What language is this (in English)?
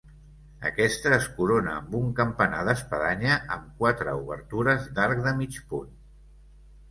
Catalan